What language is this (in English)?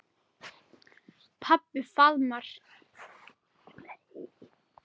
Icelandic